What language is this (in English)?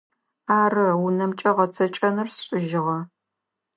Adyghe